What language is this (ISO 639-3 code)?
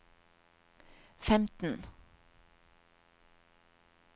nor